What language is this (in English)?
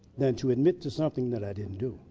English